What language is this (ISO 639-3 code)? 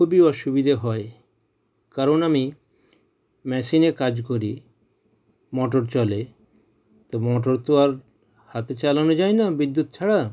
ben